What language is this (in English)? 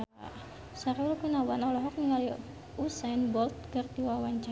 Sundanese